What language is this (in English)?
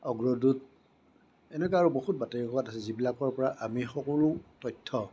Assamese